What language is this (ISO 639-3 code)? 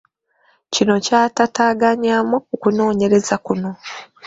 lug